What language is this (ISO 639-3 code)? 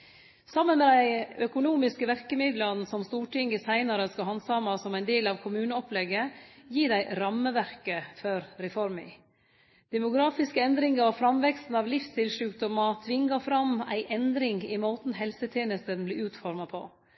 nno